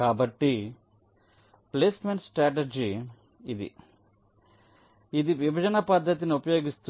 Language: Telugu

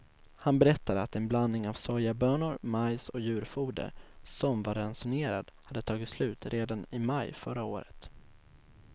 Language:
Swedish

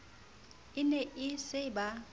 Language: Southern Sotho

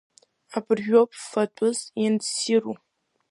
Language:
Abkhazian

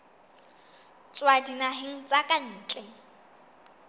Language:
Southern Sotho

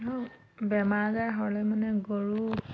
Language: Assamese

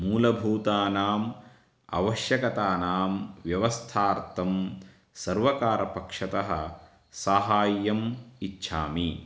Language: Sanskrit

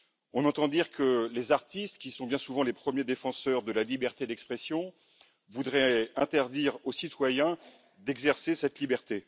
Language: French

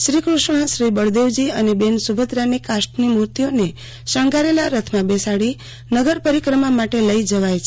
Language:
Gujarati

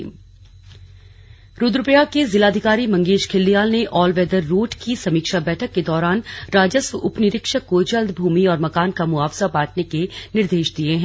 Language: Hindi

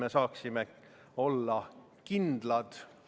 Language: Estonian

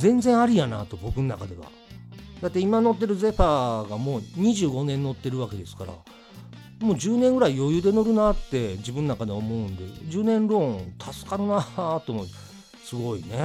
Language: Japanese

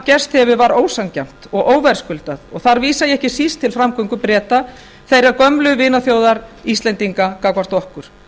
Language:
Icelandic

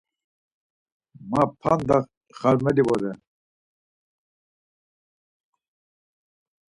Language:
Laz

